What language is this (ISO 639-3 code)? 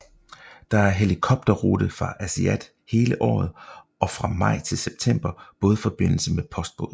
dan